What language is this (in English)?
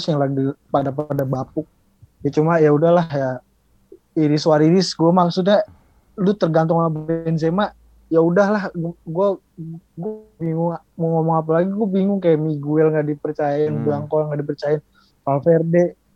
Indonesian